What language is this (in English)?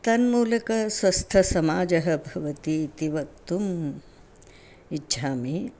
Sanskrit